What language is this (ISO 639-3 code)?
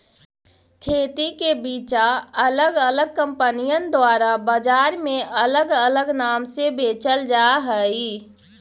mag